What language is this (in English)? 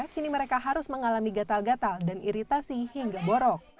Indonesian